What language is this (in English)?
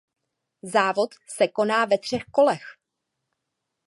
Czech